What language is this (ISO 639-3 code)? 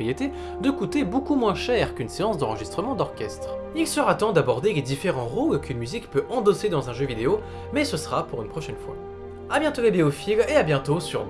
fra